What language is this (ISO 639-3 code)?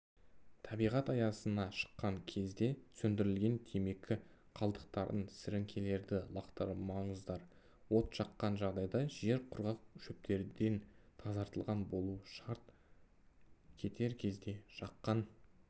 kaz